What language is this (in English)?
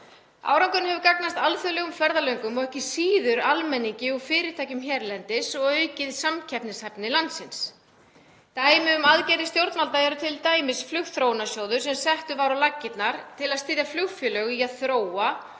Icelandic